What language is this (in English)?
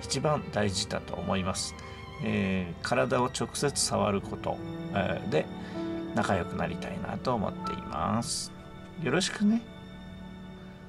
Japanese